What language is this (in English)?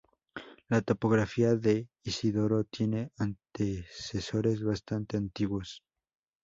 Spanish